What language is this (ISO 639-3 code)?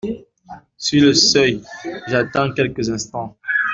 fra